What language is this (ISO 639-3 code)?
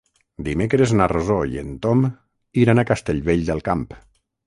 cat